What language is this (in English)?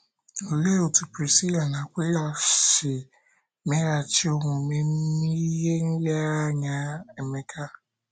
Igbo